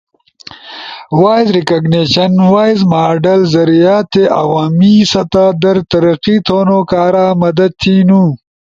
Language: Ushojo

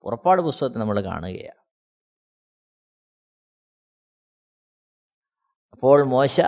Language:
Malayalam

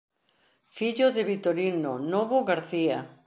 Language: Galician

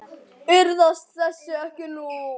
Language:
Icelandic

